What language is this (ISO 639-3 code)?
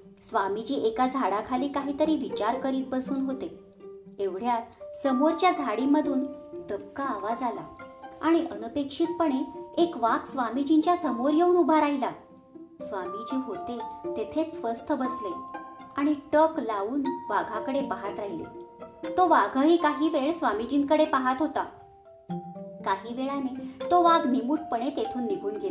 mar